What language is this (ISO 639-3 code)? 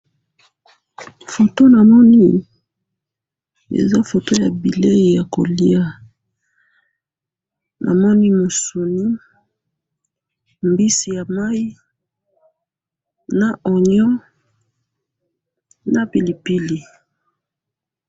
lin